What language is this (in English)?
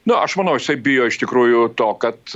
Lithuanian